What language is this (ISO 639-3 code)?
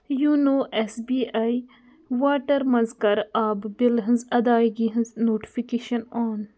kas